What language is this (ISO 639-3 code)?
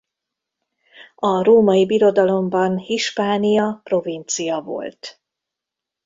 hun